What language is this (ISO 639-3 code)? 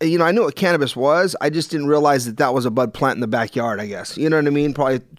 eng